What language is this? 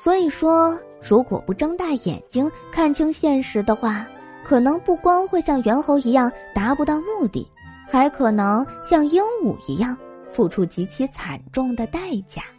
Chinese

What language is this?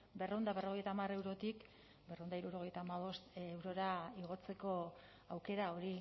Basque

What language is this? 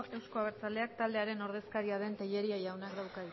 Basque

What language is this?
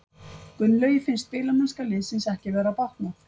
Icelandic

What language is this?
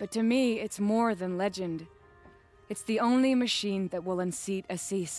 German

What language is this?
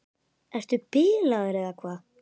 Icelandic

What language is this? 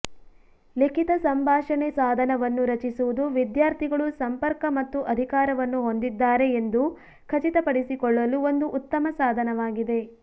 Kannada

